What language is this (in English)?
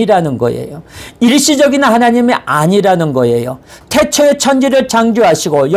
Korean